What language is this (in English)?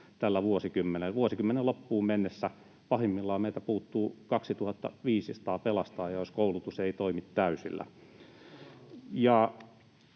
Finnish